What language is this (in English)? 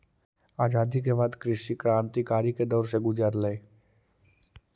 Magahi